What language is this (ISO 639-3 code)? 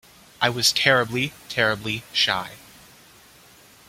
eng